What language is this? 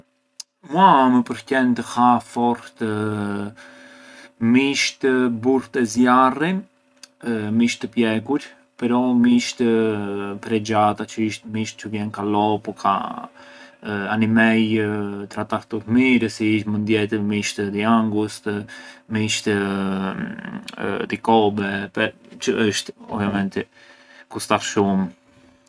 Arbëreshë Albanian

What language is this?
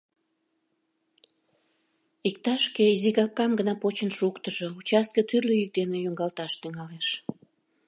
Mari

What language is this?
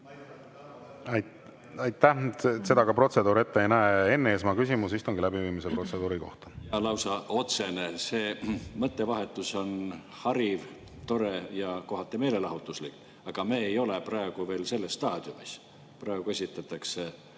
Estonian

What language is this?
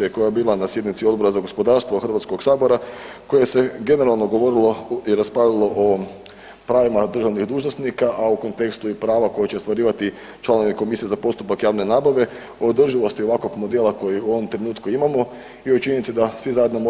Croatian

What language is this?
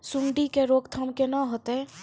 Maithili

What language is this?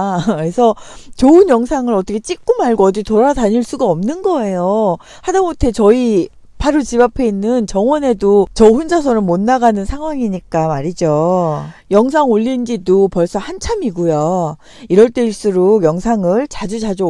Korean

